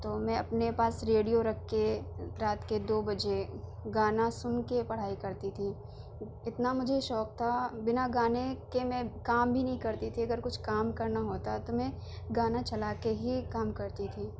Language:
Urdu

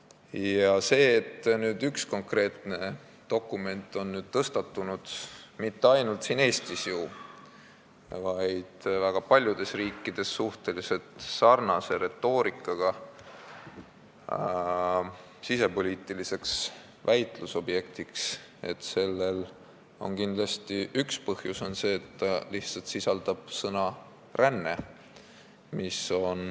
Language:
Estonian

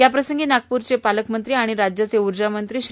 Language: Marathi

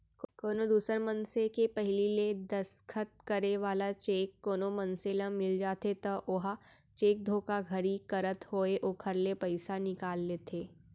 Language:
Chhattisgarhi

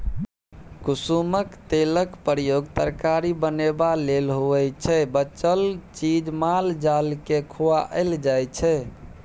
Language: Maithili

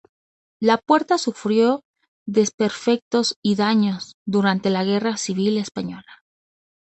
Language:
Spanish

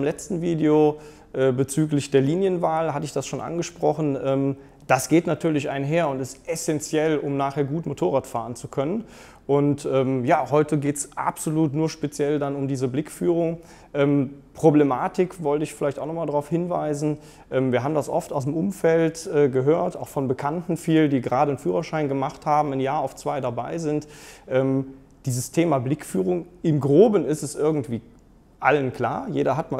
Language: German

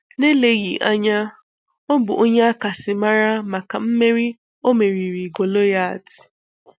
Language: Igbo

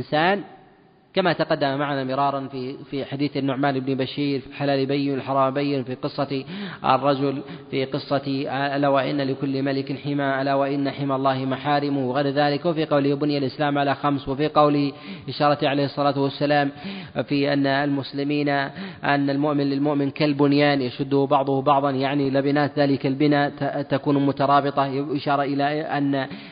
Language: Arabic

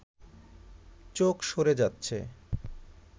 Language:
Bangla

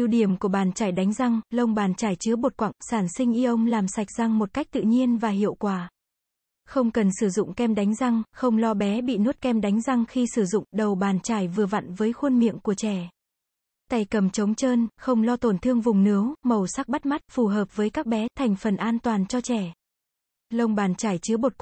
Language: Vietnamese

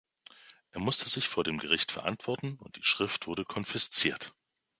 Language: German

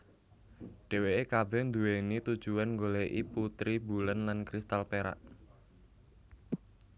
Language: Javanese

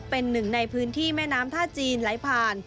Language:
Thai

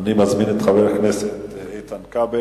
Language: Hebrew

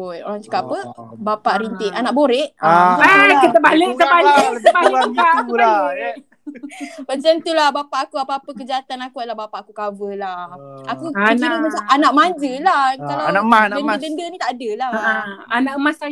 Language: Malay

